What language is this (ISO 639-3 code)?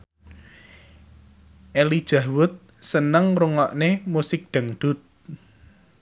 jav